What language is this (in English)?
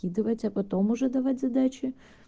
Russian